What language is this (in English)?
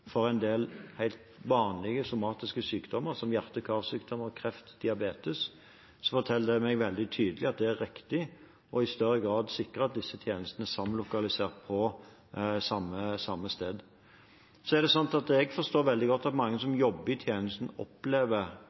Norwegian Bokmål